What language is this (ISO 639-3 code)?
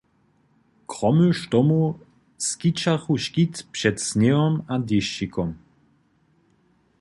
hsb